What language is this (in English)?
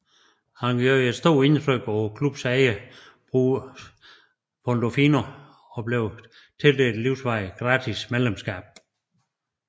Danish